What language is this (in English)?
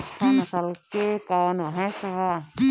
Bhojpuri